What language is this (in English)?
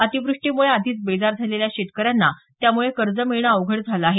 Marathi